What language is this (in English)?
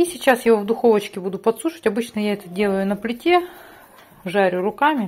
Russian